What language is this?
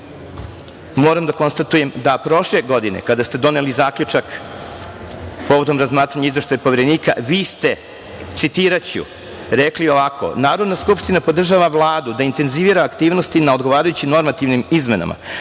Serbian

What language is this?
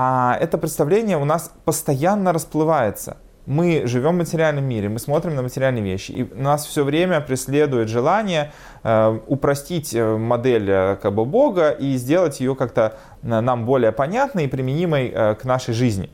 Russian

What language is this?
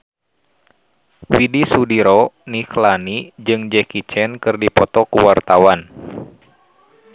Sundanese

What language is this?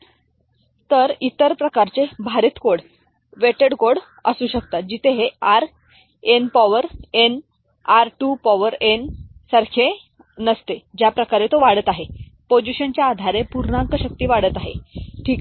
Marathi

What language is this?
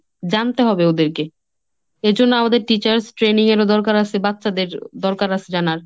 Bangla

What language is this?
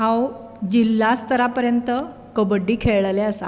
Konkani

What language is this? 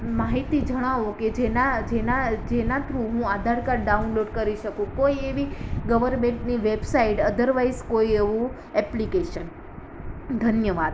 Gujarati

